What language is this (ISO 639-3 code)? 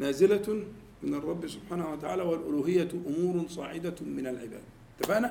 ara